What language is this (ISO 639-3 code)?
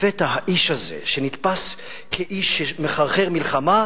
heb